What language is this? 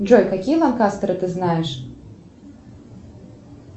Russian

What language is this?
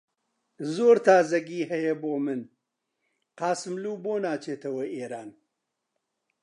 Central Kurdish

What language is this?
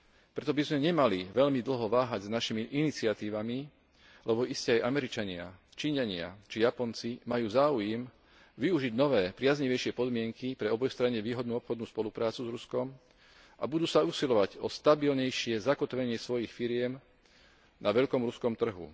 Slovak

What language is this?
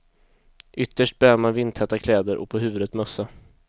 Swedish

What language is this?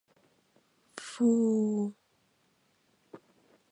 Mari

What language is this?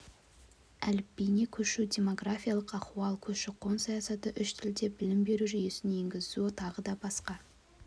Kazakh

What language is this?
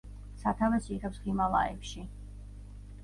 Georgian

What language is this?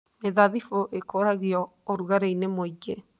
Kikuyu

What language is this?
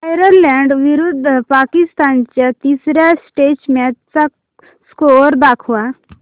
Marathi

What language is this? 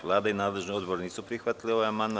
Serbian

